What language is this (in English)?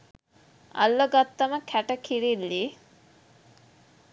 Sinhala